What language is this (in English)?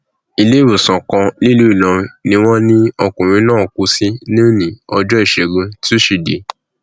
Yoruba